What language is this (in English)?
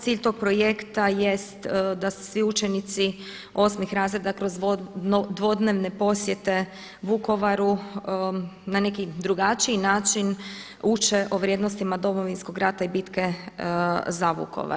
Croatian